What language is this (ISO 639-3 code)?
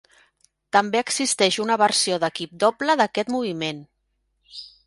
cat